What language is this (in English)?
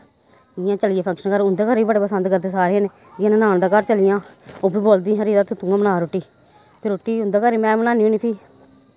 Dogri